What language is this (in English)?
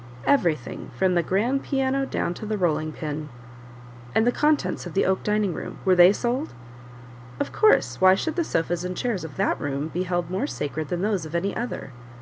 English